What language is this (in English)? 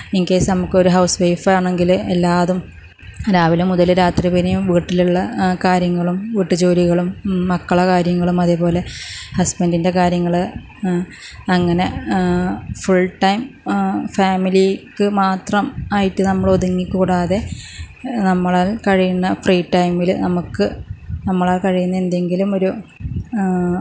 Malayalam